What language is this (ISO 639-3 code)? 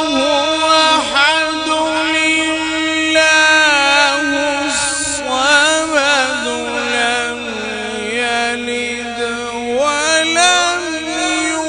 ara